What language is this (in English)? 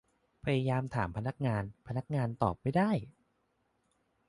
Thai